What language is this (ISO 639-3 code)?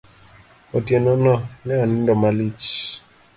luo